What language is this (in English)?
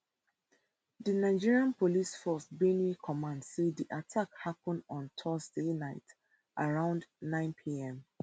Nigerian Pidgin